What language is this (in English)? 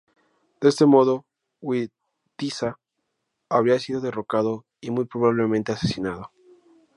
Spanish